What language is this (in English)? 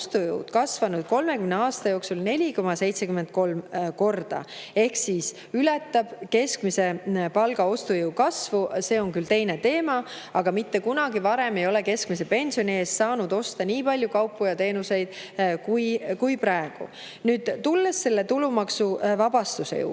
Estonian